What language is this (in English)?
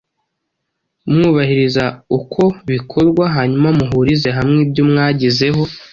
Kinyarwanda